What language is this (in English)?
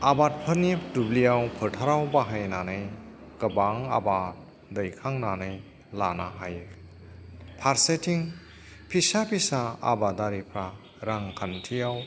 Bodo